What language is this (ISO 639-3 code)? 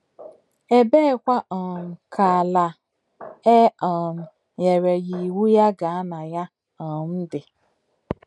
ibo